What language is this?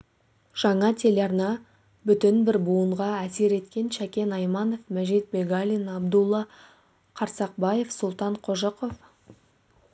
Kazakh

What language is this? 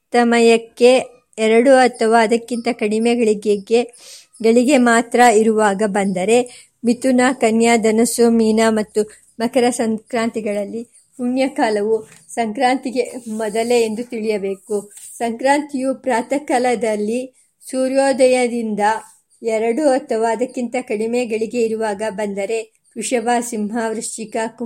Kannada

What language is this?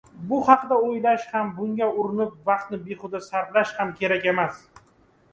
Uzbek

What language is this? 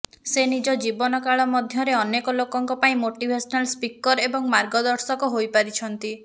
Odia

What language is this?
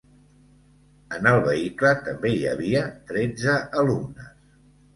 Catalan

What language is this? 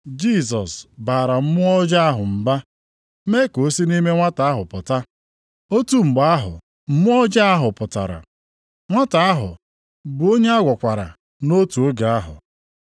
Igbo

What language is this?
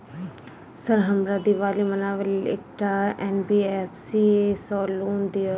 Maithili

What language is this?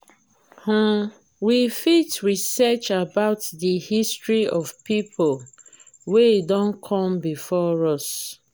Nigerian Pidgin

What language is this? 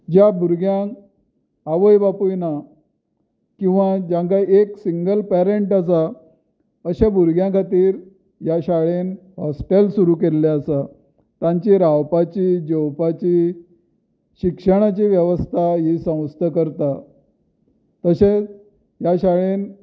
Konkani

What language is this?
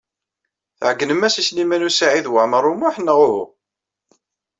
Kabyle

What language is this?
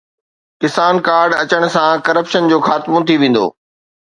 Sindhi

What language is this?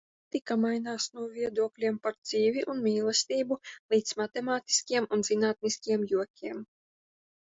Latvian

